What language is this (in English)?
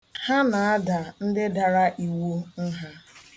Igbo